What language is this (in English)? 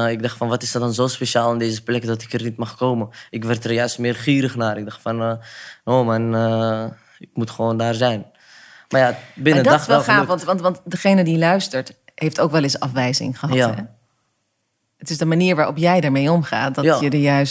Dutch